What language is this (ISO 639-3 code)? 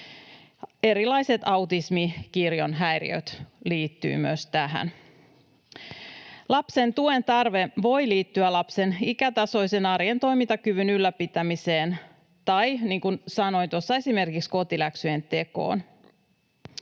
fin